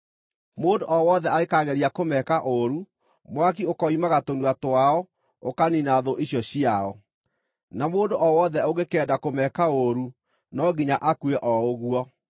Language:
Kikuyu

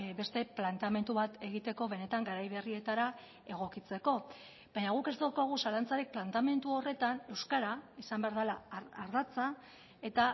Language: Basque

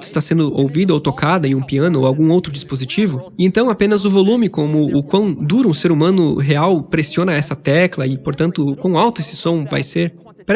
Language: Portuguese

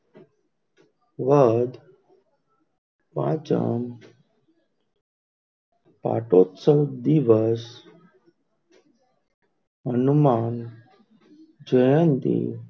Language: Gujarati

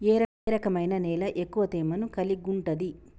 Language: Telugu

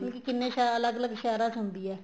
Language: Punjabi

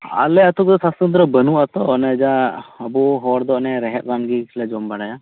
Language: Santali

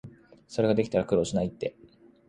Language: Japanese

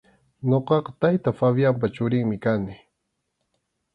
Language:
Arequipa-La Unión Quechua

